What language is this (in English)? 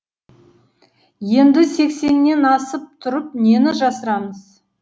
Kazakh